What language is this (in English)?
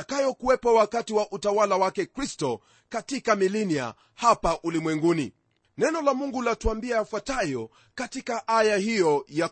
Swahili